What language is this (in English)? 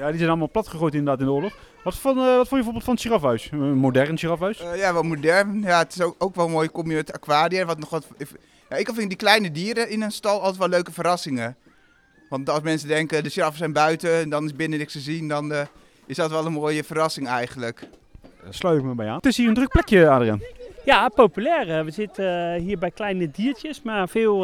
Dutch